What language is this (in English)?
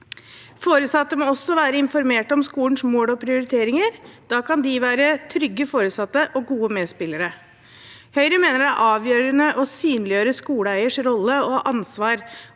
Norwegian